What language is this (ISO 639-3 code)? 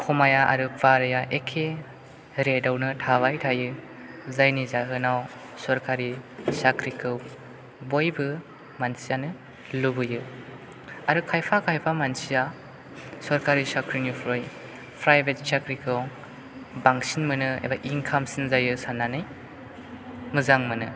brx